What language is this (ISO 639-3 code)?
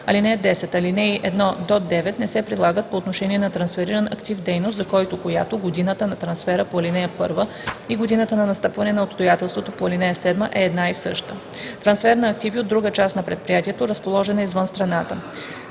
bul